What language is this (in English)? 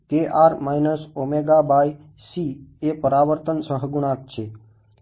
Gujarati